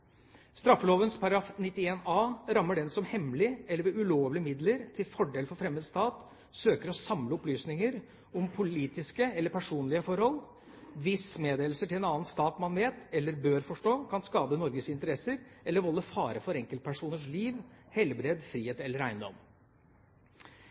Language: Norwegian Bokmål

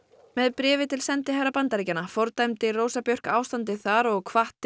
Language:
Icelandic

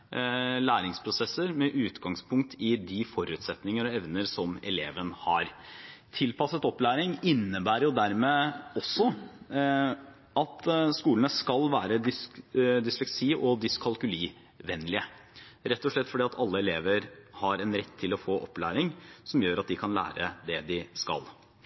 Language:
Norwegian Bokmål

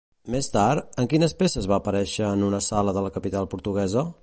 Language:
Catalan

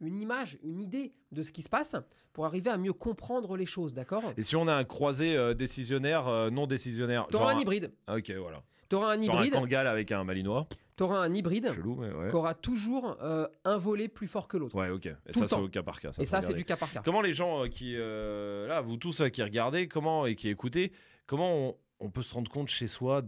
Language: French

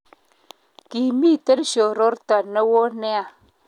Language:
Kalenjin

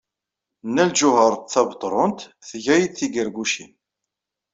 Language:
Kabyle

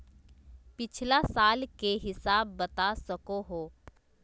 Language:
Magahi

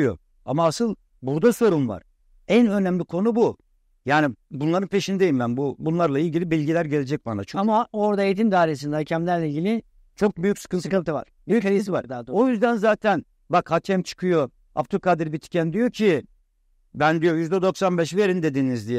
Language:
Turkish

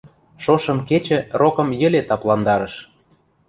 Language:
Western Mari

